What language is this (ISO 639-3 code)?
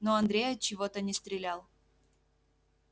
rus